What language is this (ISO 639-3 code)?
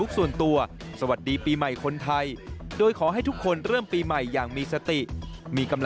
tha